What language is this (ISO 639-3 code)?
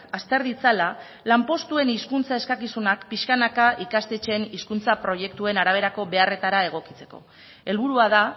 eus